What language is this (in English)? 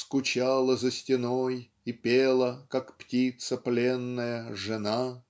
Russian